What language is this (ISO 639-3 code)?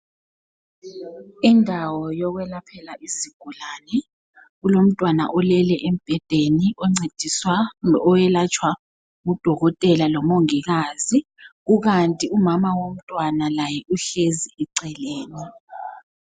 nde